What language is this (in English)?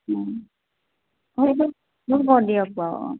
Assamese